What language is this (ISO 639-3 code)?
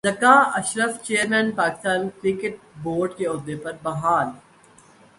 urd